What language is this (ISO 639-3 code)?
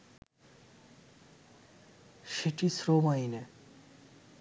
ben